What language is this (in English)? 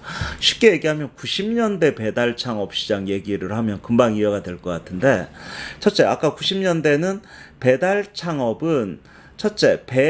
Korean